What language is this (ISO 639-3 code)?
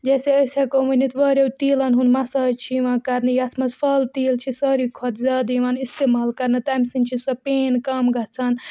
kas